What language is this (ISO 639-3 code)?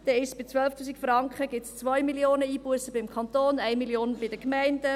gsw